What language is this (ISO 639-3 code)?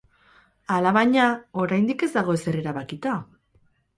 eus